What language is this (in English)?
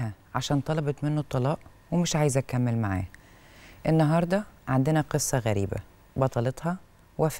Arabic